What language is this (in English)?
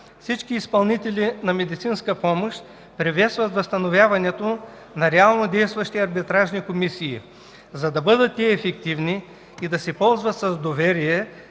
Bulgarian